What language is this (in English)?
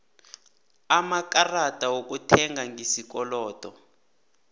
South Ndebele